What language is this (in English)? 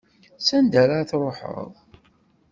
Kabyle